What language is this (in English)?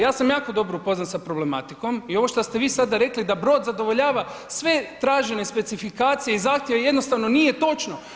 Croatian